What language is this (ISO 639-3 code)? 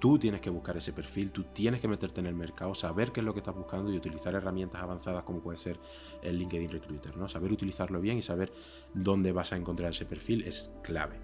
spa